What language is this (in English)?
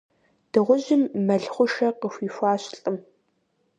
Kabardian